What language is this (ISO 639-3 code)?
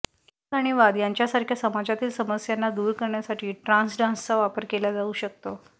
mar